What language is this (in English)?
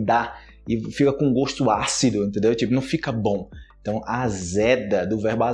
Portuguese